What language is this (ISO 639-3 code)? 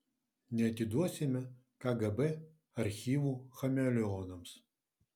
lit